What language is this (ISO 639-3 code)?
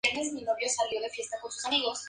spa